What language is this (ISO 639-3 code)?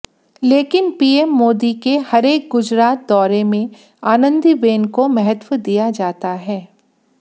hin